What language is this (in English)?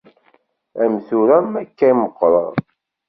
Kabyle